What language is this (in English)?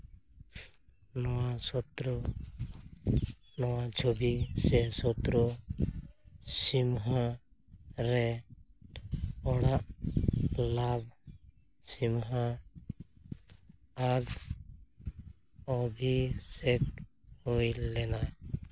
Santali